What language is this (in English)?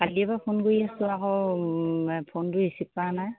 Assamese